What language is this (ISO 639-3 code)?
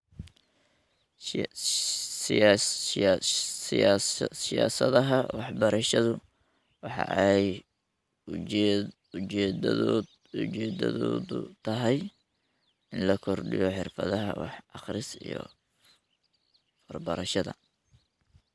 som